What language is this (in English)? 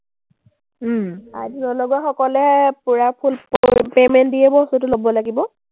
Assamese